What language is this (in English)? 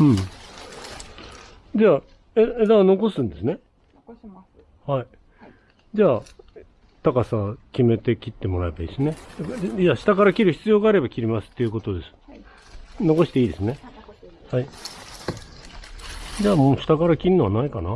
Japanese